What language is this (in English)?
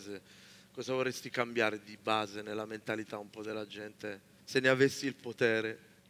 Italian